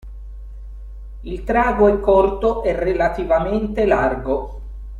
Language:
Italian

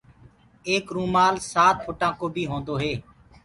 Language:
Gurgula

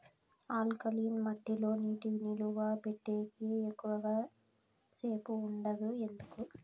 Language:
Telugu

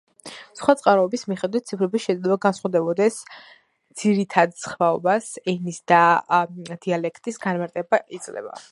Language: Georgian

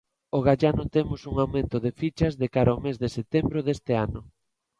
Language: Galician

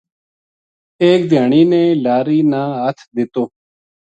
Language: Gujari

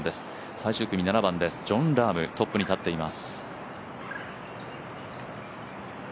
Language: Japanese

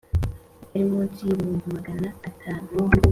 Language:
Kinyarwanda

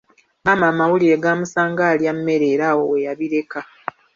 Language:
Ganda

